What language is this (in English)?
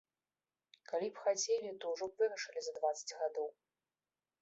Belarusian